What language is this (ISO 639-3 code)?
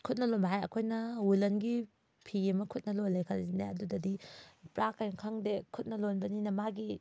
mni